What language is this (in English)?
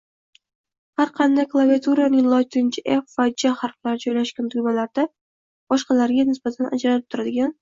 Uzbek